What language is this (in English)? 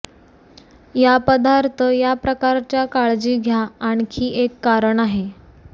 Marathi